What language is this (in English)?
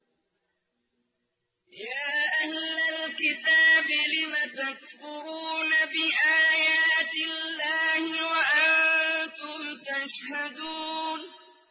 Arabic